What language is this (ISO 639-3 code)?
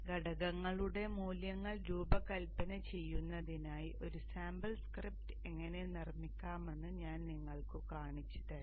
mal